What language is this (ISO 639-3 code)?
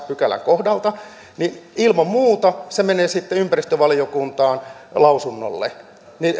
fin